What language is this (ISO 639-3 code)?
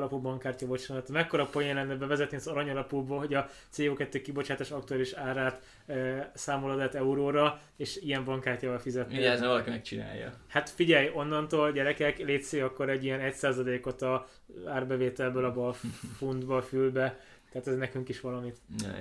hun